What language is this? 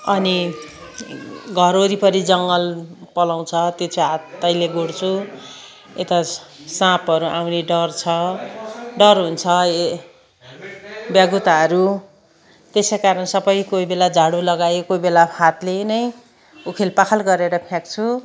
Nepali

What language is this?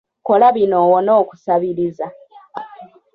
Ganda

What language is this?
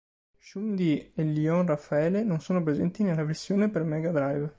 Italian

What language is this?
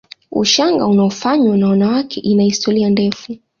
Swahili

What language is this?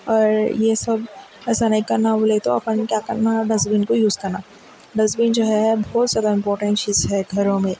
Urdu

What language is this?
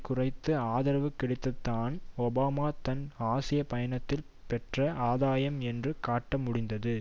Tamil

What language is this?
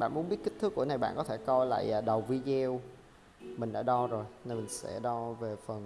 Vietnamese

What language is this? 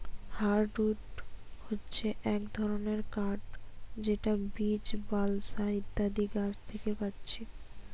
Bangla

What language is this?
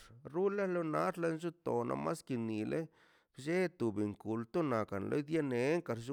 Mazaltepec Zapotec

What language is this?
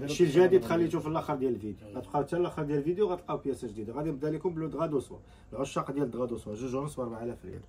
Arabic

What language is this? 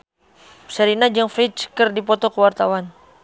Sundanese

